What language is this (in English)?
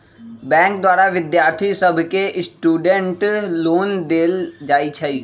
Magahi